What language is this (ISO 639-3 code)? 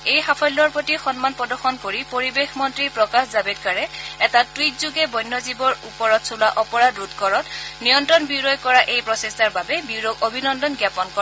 asm